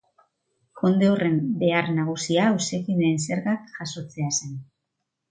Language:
Basque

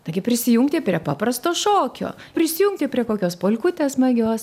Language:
Lithuanian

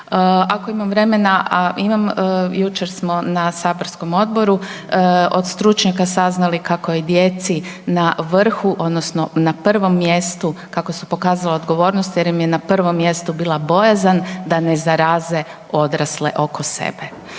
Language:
Croatian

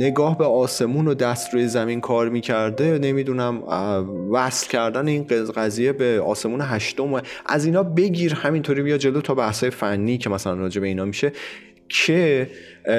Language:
Persian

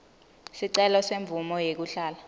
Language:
Swati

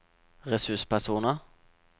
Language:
Norwegian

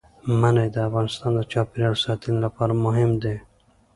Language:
Pashto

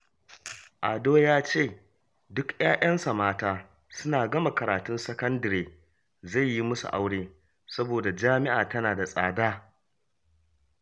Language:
Hausa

